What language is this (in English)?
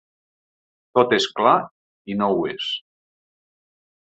Catalan